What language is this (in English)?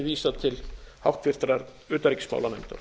Icelandic